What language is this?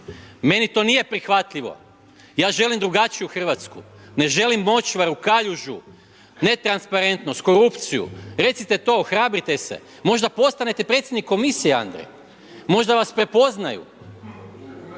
Croatian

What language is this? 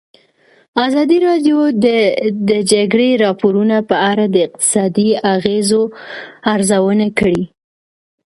Pashto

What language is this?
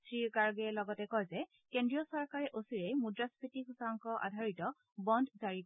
Assamese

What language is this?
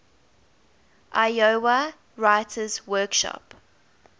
English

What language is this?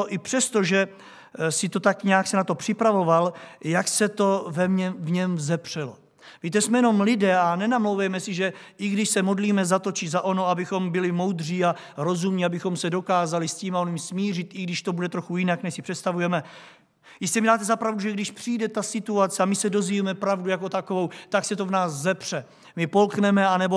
Czech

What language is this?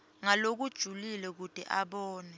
Swati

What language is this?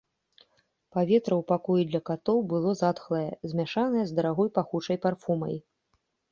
Belarusian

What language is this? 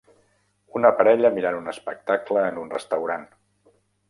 Catalan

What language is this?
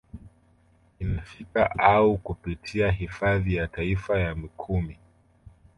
Swahili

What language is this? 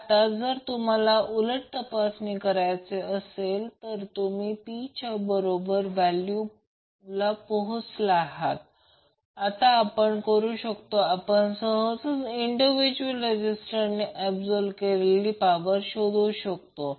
Marathi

